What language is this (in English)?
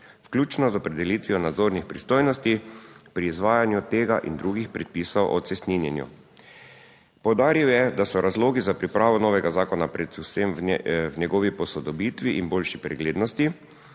Slovenian